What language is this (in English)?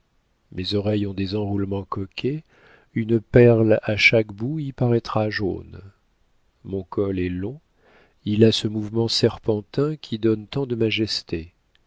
French